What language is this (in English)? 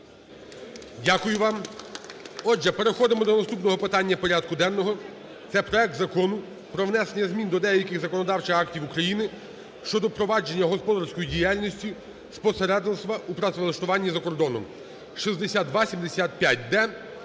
Ukrainian